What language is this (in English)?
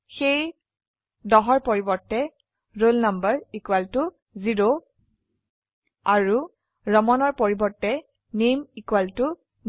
Assamese